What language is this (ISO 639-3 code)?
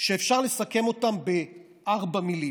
heb